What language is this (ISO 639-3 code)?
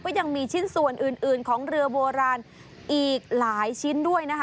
tha